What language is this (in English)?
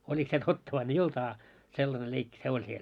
Finnish